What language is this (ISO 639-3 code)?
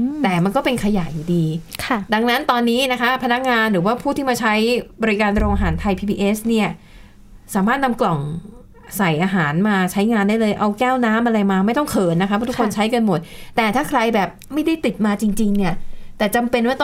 tha